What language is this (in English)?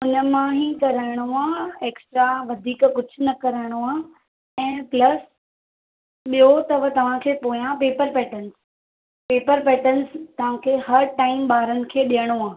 Sindhi